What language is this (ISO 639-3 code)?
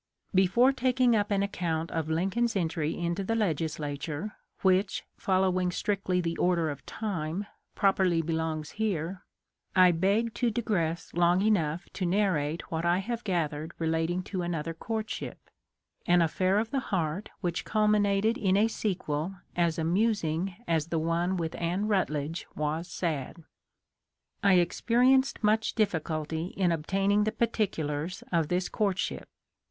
eng